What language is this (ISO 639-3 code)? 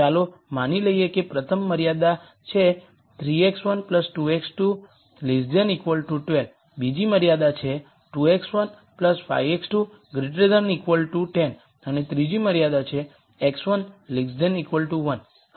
guj